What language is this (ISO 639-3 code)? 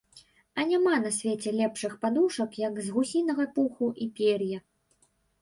bel